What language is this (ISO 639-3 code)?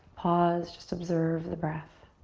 eng